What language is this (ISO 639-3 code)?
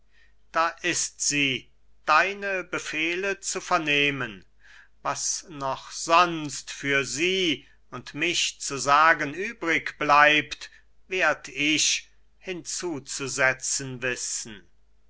deu